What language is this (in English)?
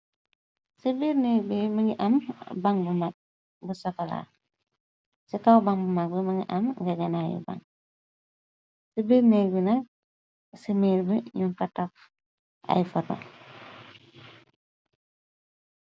Wolof